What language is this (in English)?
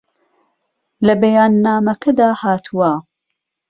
Central Kurdish